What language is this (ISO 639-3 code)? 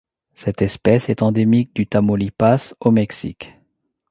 fra